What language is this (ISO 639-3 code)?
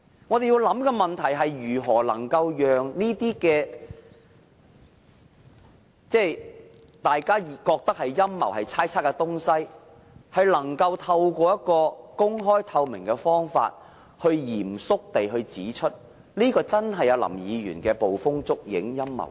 yue